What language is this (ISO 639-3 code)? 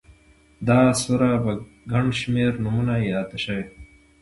pus